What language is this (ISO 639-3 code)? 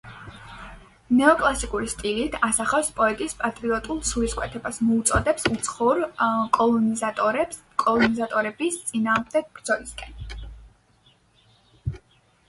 kat